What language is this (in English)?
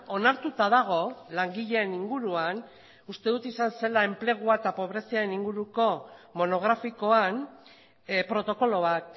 Basque